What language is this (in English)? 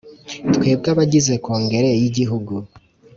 Kinyarwanda